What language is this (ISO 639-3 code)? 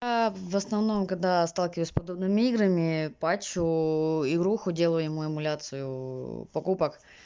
rus